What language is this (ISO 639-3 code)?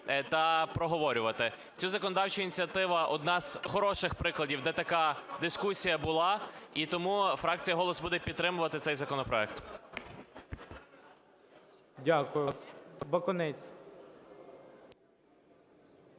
ukr